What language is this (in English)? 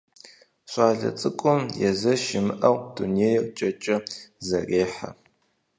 Kabardian